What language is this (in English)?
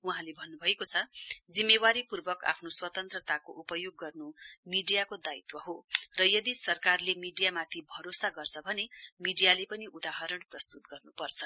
Nepali